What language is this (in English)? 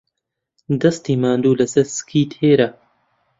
Central Kurdish